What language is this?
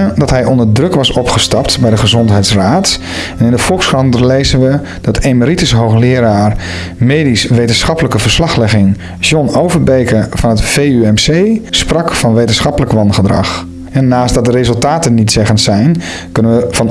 Dutch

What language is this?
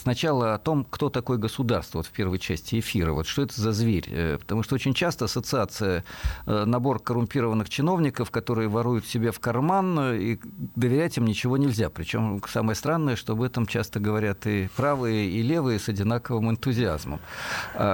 Russian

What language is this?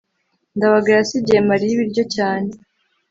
Kinyarwanda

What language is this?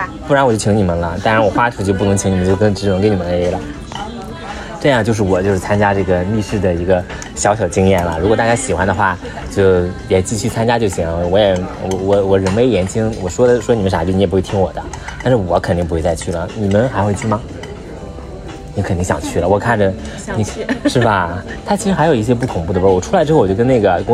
Chinese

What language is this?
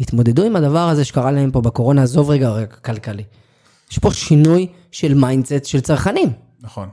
Hebrew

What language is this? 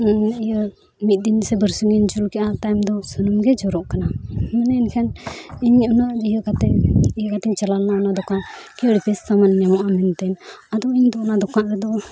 Santali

